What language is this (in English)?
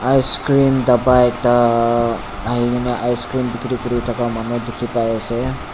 Naga Pidgin